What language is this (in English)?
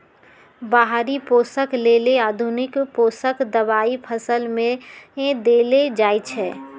Magahi